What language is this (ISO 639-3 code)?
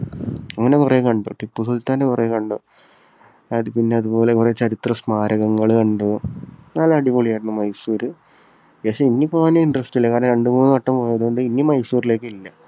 mal